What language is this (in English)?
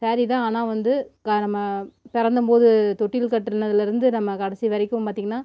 Tamil